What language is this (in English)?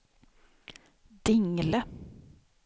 Swedish